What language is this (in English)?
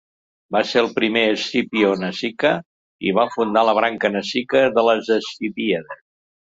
Catalan